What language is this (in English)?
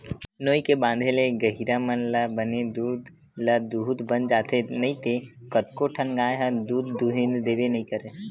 Chhattisgarhi